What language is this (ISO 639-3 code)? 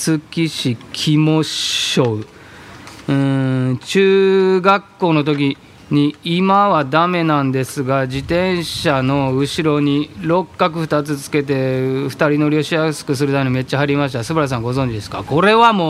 jpn